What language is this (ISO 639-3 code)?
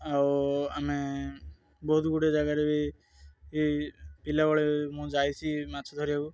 ori